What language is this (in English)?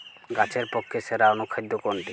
Bangla